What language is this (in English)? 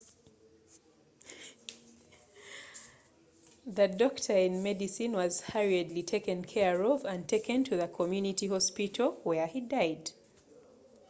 Ganda